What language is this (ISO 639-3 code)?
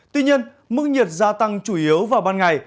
vie